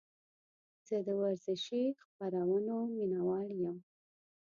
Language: Pashto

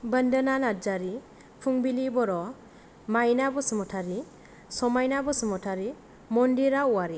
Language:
Bodo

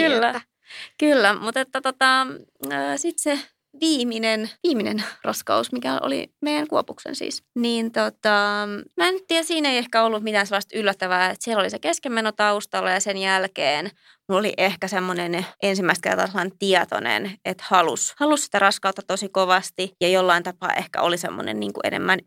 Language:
Finnish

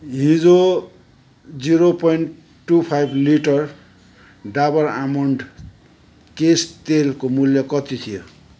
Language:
Nepali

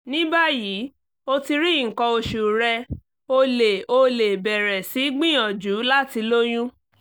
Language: Yoruba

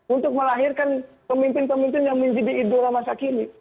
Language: Indonesian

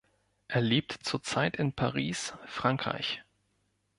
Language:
German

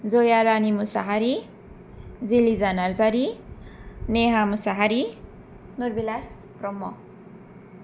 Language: Bodo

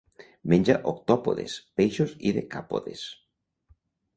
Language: Catalan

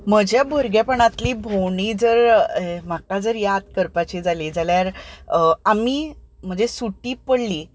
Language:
Konkani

